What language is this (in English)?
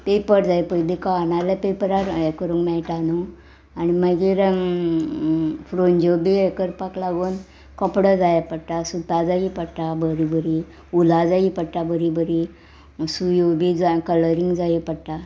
Konkani